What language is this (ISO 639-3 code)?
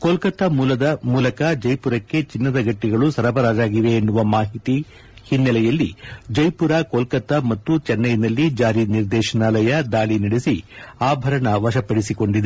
kan